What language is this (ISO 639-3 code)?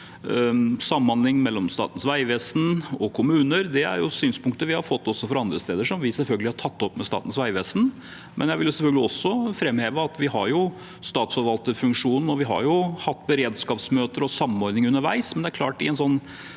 nor